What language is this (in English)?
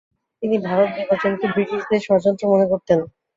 Bangla